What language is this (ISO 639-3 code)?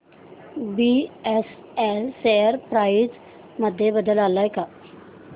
mar